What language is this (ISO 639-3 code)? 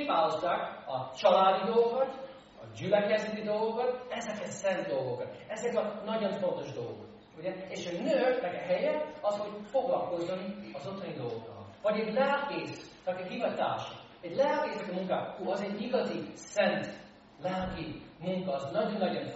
hun